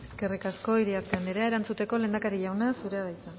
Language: Basque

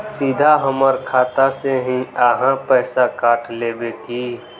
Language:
Magahi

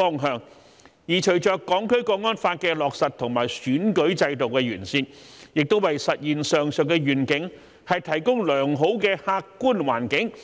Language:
Cantonese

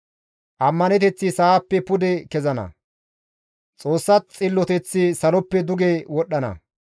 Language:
Gamo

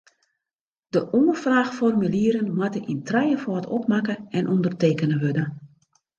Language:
Western Frisian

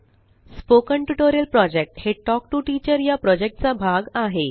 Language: Marathi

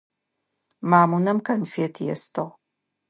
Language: Adyghe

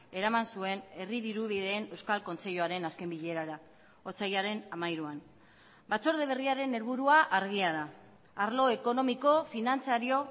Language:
Basque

